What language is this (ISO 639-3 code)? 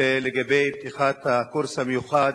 heb